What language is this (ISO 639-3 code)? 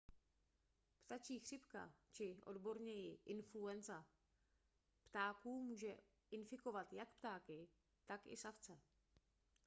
ces